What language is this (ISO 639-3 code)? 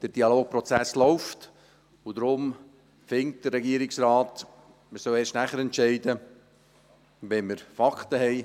gsw